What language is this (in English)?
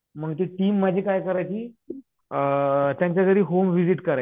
Marathi